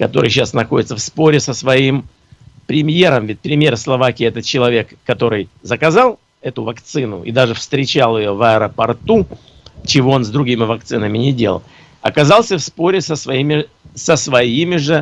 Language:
Russian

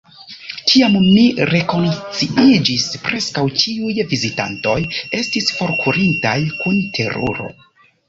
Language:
Esperanto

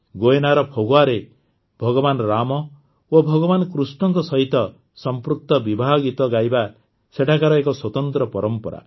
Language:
Odia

